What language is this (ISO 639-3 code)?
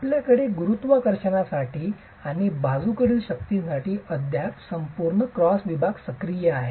mar